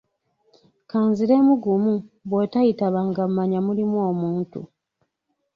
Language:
Ganda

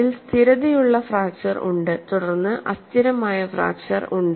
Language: Malayalam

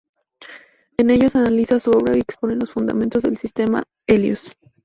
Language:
Spanish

